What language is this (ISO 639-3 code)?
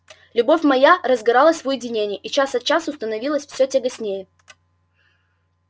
rus